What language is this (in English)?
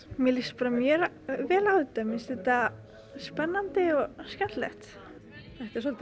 Icelandic